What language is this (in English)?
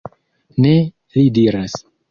Esperanto